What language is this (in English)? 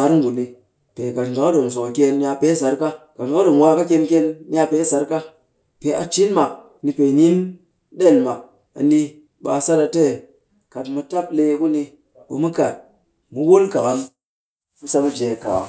Cakfem-Mushere